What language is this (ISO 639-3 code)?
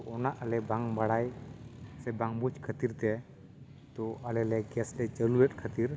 sat